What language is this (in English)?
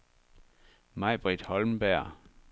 Danish